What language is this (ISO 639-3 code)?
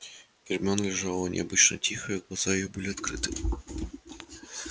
rus